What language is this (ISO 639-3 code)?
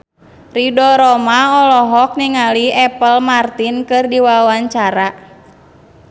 sun